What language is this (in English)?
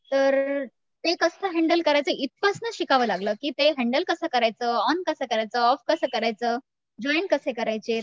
Marathi